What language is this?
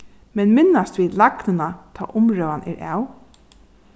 Faroese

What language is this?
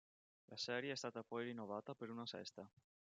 Italian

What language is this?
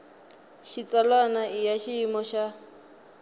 Tsonga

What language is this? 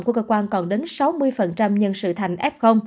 Vietnamese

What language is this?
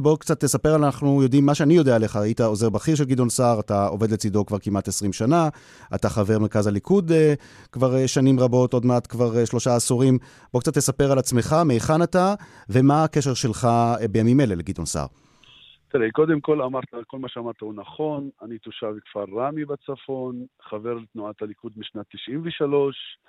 Hebrew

